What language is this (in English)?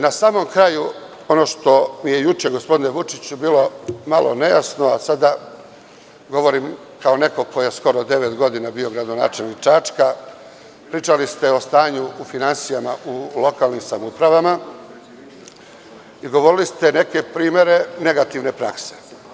Serbian